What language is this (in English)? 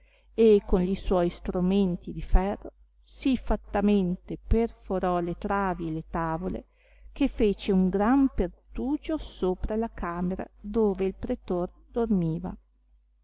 Italian